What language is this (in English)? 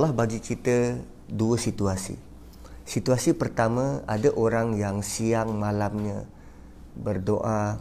Malay